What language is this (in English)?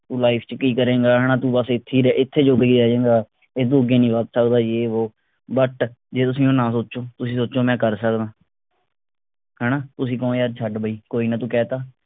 Punjabi